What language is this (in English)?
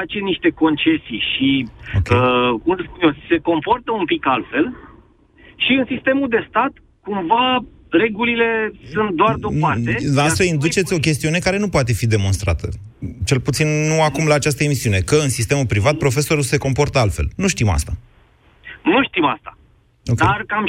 Romanian